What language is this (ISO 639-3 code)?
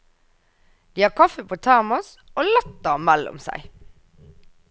nor